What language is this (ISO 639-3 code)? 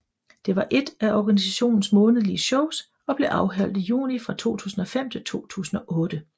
dan